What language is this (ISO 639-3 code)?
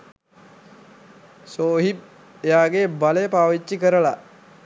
sin